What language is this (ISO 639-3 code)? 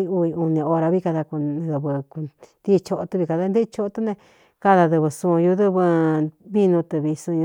xtu